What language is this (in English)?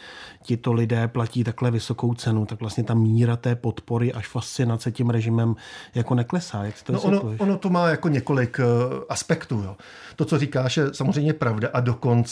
Czech